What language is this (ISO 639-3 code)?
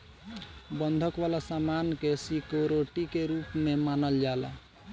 bho